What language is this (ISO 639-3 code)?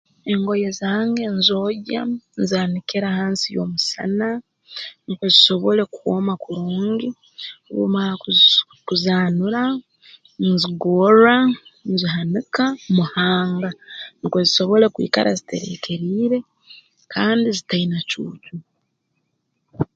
ttj